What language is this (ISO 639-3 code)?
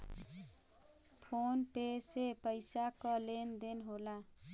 bho